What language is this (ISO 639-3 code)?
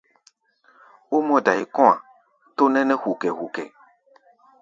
gba